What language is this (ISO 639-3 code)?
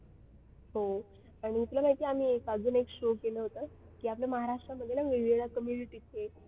mar